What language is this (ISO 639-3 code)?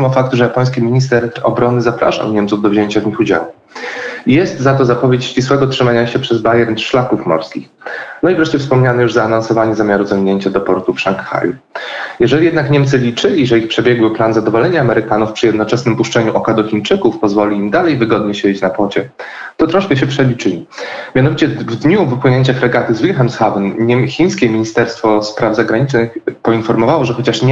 pol